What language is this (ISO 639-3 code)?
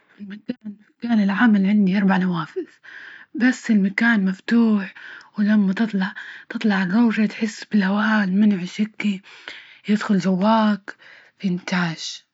ayl